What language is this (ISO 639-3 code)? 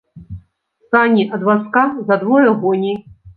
bel